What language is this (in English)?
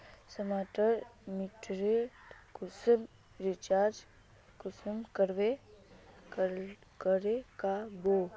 Magahi